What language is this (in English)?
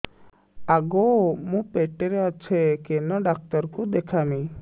Odia